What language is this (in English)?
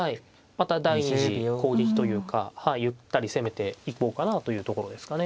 Japanese